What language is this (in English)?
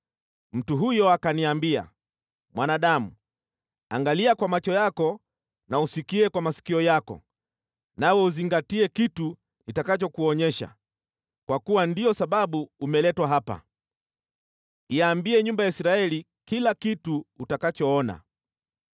Swahili